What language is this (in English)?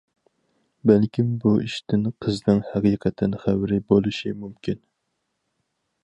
Uyghur